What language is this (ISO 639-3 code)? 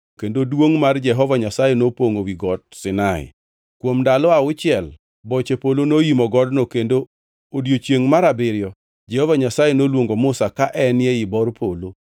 luo